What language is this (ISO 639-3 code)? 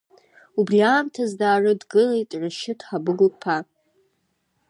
abk